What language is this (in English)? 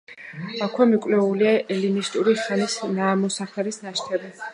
Georgian